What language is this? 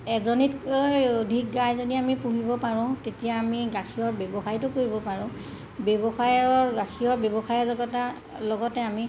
Assamese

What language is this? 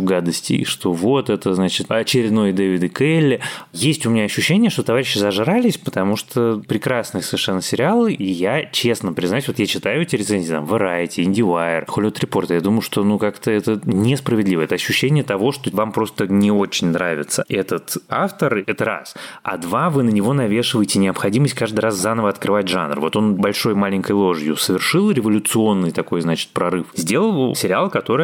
Russian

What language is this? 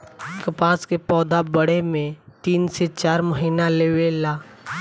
Bhojpuri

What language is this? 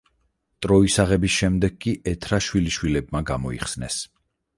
Georgian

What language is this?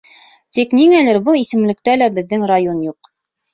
Bashkir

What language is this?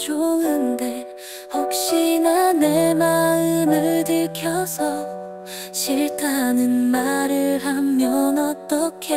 Korean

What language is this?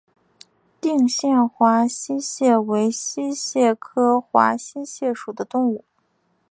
Chinese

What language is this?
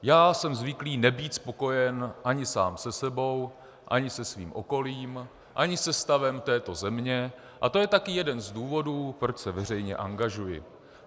Czech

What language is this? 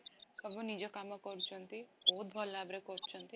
Odia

